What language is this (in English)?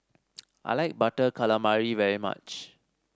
English